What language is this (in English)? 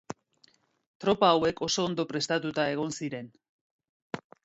Basque